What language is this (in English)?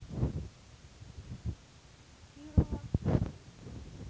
Russian